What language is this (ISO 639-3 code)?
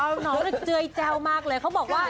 tha